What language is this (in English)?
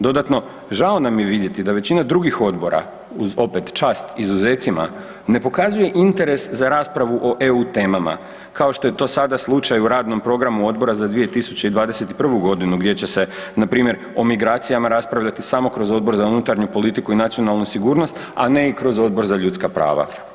Croatian